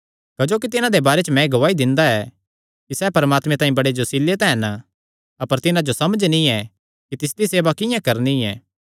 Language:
Kangri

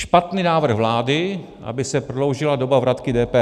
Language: Czech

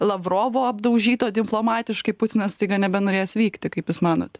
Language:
Lithuanian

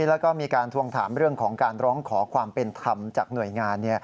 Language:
Thai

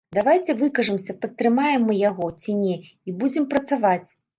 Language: Belarusian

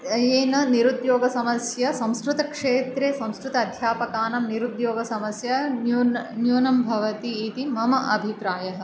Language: Sanskrit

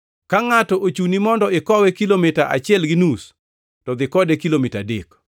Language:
Luo (Kenya and Tanzania)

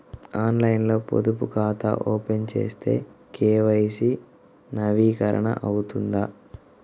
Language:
Telugu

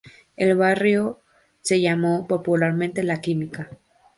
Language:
Spanish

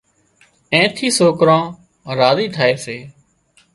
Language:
Wadiyara Koli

